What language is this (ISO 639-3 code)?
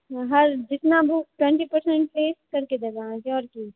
mai